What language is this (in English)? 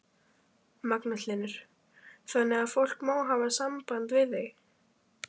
Icelandic